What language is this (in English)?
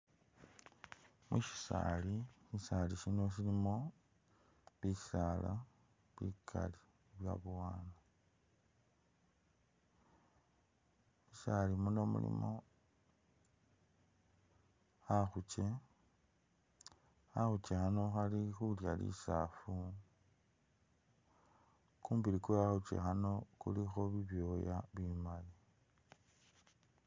Masaaba